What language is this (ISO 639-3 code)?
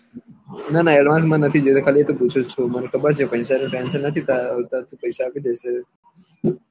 guj